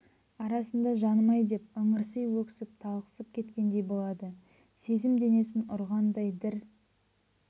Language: Kazakh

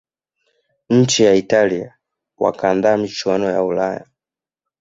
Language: Swahili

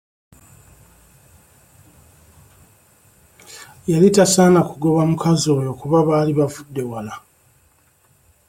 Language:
Ganda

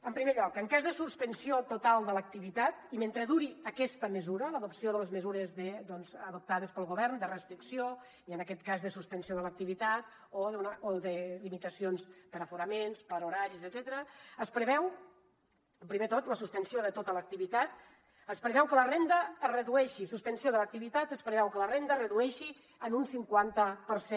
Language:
Catalan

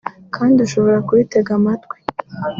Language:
Kinyarwanda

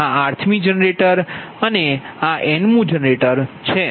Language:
Gujarati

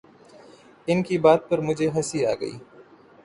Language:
Urdu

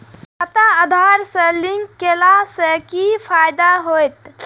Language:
Maithili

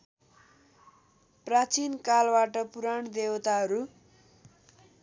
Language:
Nepali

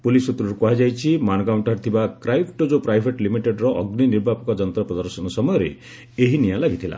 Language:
Odia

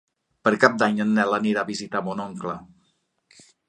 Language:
Catalan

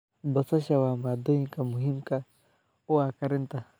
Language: Somali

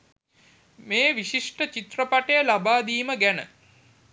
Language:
Sinhala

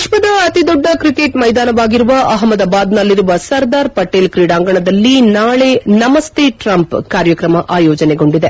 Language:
Kannada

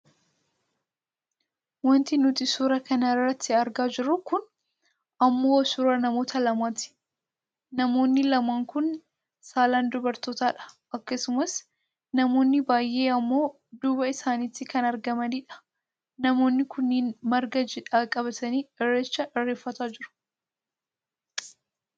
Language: Oromo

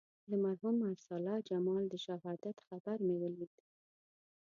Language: Pashto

